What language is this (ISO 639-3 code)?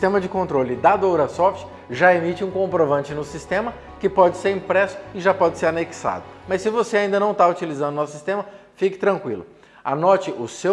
por